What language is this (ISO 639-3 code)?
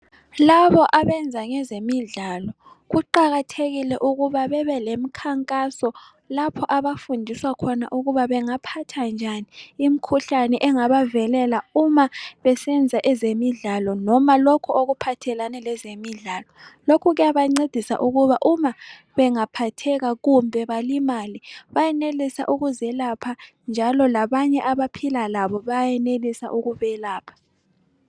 nde